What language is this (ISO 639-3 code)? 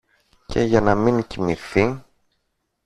ell